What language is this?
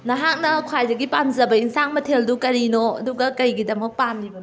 Manipuri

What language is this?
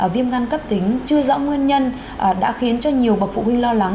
Vietnamese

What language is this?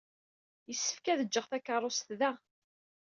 Kabyle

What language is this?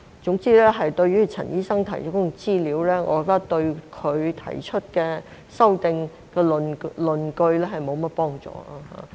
Cantonese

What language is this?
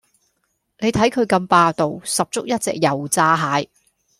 Cantonese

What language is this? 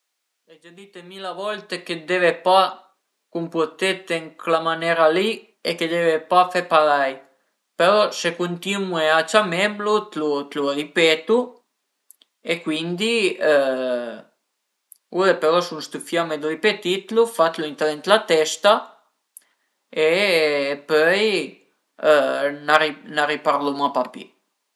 Piedmontese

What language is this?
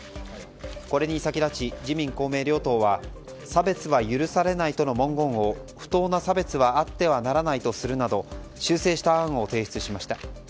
Japanese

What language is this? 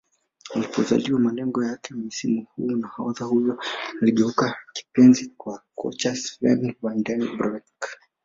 Swahili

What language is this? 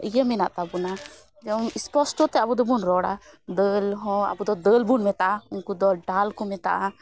Santali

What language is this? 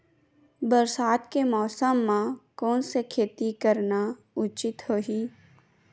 Chhattisgarhi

